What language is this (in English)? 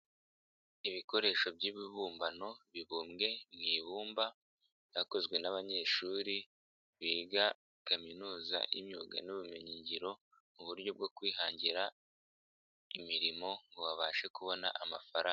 Kinyarwanda